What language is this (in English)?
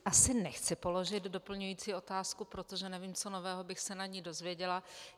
Czech